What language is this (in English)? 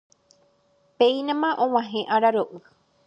Guarani